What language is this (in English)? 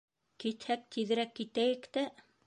Bashkir